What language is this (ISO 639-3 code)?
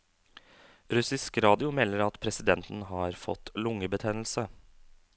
nor